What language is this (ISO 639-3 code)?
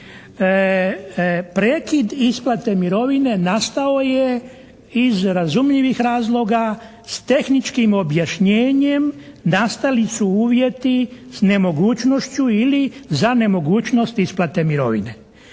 hrv